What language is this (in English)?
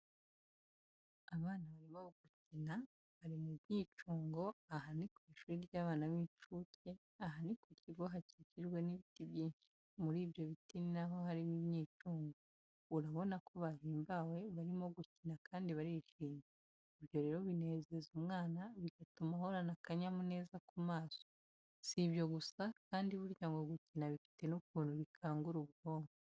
Kinyarwanda